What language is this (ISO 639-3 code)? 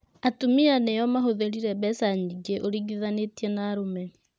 kik